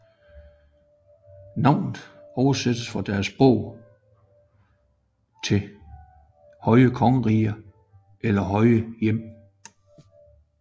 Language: Danish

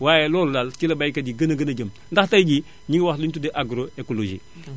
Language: Wolof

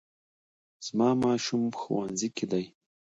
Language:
Pashto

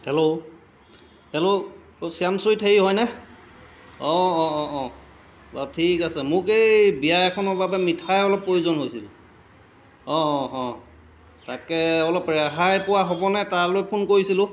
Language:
Assamese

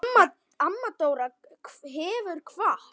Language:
Icelandic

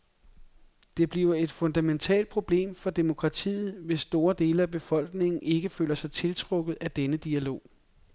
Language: Danish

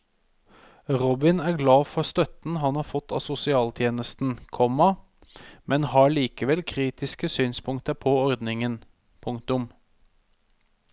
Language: Norwegian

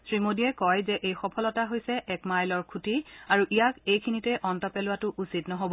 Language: Assamese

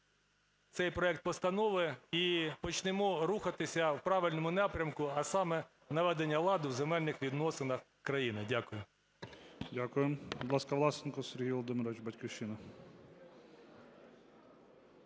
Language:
Ukrainian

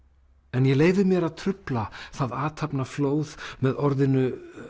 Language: Icelandic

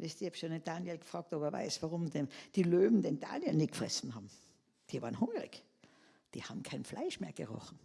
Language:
German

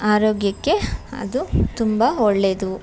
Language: Kannada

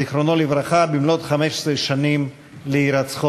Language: Hebrew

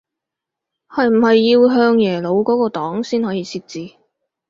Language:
Cantonese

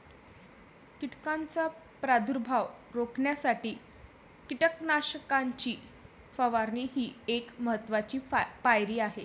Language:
Marathi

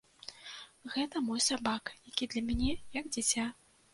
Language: Belarusian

